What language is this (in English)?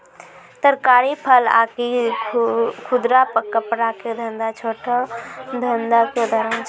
Maithili